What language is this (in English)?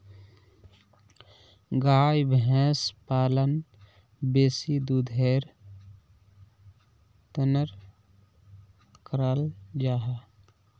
Magahi